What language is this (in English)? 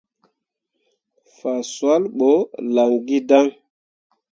Mundang